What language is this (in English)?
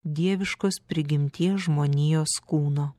Lithuanian